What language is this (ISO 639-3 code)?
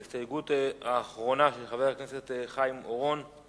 heb